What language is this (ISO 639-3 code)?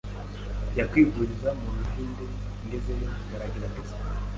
kin